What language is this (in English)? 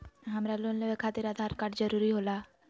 Magahi